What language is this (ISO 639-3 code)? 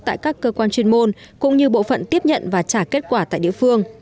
vie